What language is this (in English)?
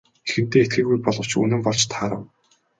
Mongolian